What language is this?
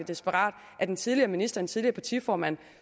Danish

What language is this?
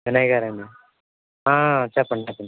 Telugu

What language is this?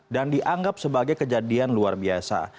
Indonesian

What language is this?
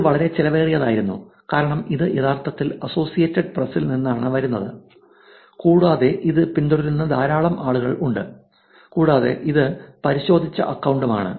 Malayalam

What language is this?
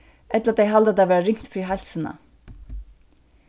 Faroese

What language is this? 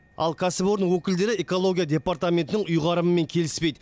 Kazakh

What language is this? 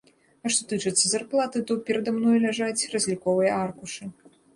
Belarusian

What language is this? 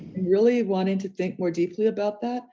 English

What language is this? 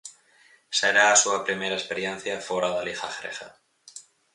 Galician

